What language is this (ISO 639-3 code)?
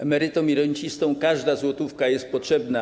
pol